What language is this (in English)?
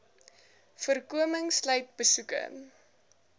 Afrikaans